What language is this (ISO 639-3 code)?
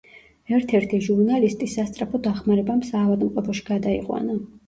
kat